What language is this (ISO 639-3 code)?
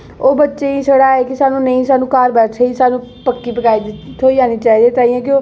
doi